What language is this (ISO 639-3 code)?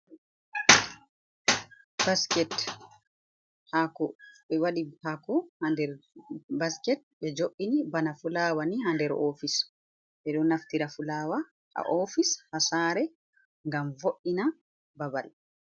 ful